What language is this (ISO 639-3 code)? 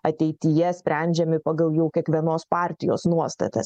lit